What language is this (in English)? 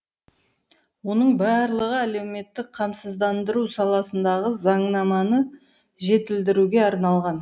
Kazakh